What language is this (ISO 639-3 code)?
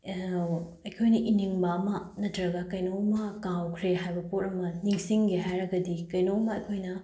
mni